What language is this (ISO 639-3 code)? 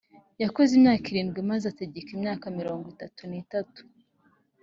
kin